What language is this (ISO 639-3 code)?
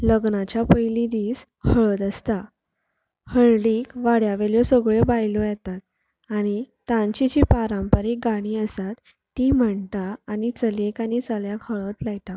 kok